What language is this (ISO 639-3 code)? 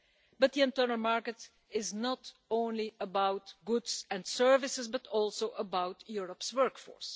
eng